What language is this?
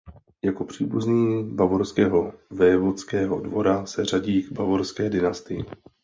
Czech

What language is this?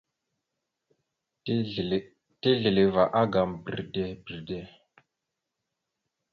Mada (Cameroon)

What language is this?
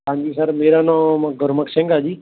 Punjabi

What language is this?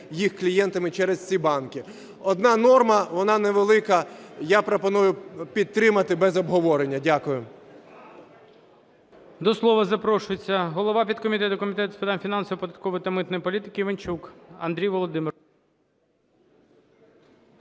Ukrainian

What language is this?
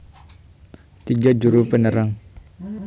Javanese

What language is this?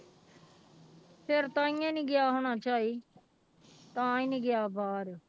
Punjabi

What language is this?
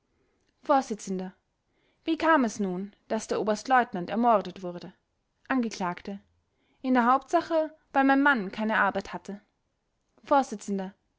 German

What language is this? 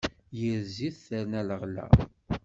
Kabyle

